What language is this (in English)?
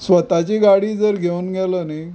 Konkani